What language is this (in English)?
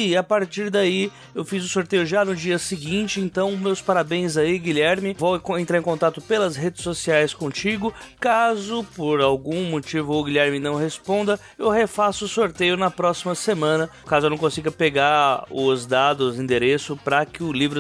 Portuguese